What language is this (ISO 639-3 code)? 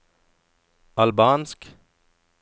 nor